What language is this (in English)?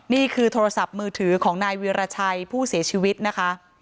Thai